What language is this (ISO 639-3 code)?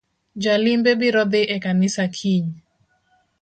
luo